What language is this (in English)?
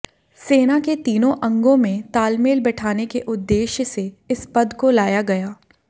Hindi